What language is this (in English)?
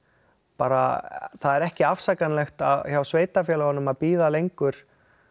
Icelandic